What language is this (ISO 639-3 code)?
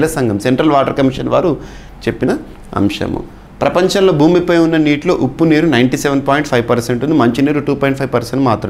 tel